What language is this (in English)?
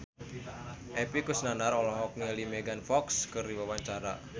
Sundanese